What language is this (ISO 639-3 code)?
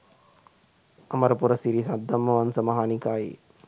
sin